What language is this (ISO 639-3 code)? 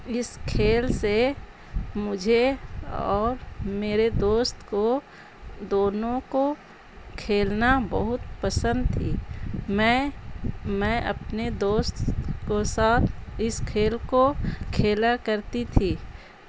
urd